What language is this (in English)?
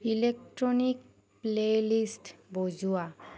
Assamese